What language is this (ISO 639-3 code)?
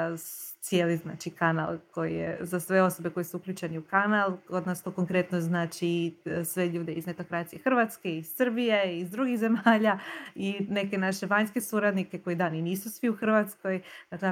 hrv